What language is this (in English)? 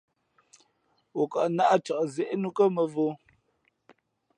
Fe'fe'